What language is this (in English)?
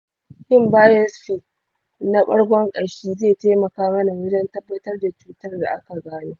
Hausa